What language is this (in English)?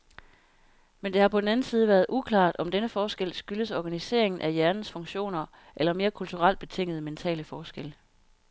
Danish